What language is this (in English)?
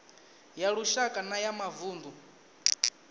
Venda